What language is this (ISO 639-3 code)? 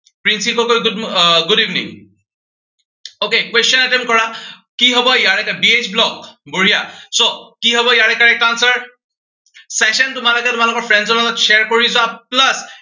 asm